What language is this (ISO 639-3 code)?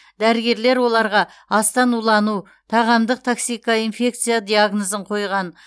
kaz